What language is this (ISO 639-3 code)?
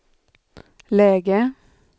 swe